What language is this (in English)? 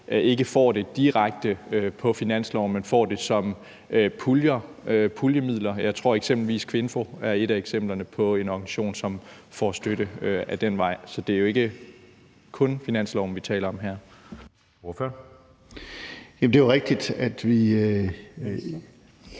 Danish